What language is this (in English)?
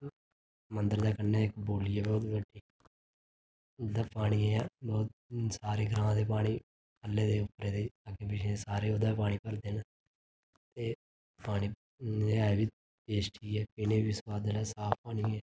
Dogri